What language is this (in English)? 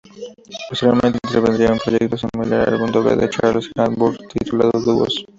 Spanish